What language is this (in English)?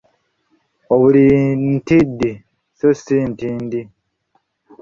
Ganda